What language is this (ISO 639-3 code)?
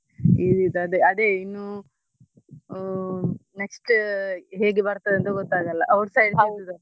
kan